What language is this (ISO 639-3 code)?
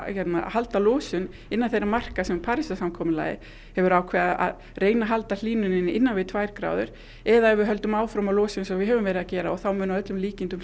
isl